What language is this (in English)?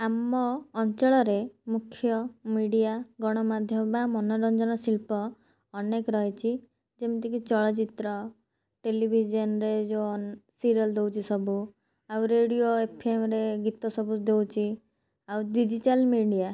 Odia